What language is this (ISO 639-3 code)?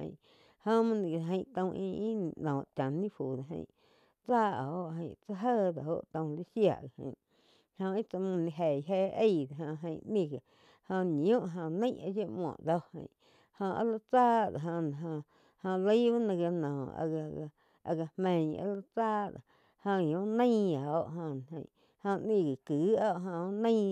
chq